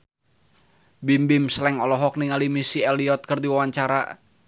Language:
Sundanese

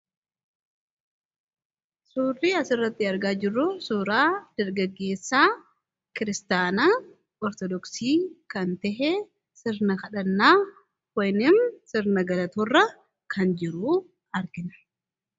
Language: Oromo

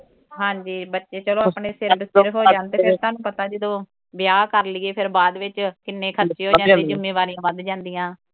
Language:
Punjabi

